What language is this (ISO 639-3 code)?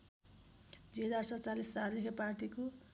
nep